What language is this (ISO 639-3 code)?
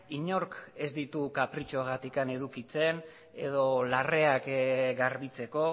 eus